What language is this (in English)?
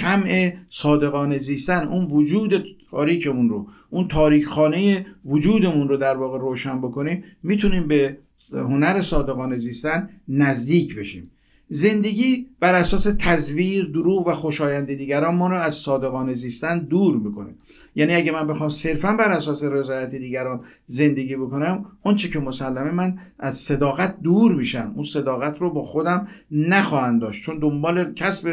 Persian